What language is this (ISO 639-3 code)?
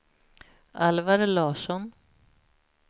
swe